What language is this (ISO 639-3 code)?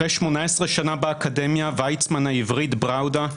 heb